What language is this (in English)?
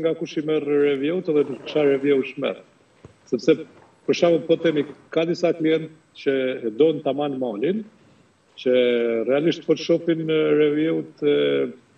Romanian